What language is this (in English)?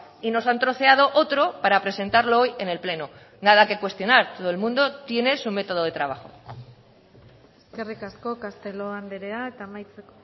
Spanish